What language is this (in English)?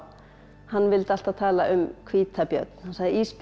Icelandic